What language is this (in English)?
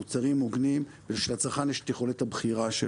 Hebrew